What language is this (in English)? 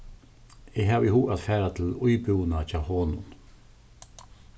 Faroese